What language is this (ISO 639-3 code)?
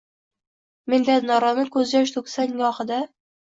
uzb